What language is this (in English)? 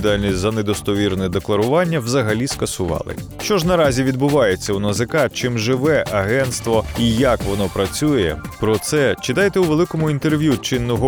Ukrainian